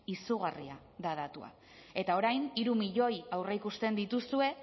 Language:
Basque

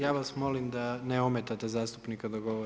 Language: Croatian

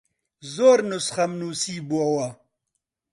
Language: Central Kurdish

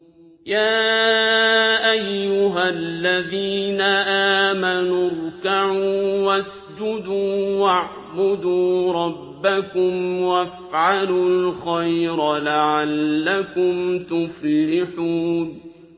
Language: Arabic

